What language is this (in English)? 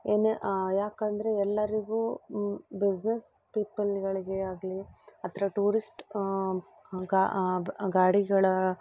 Kannada